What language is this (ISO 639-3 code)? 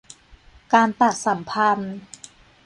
tha